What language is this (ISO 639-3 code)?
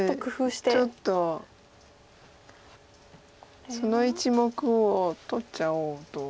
jpn